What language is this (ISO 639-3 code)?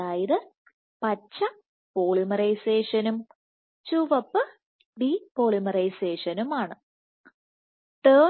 mal